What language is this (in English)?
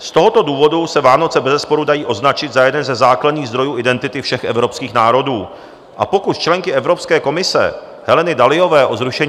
Czech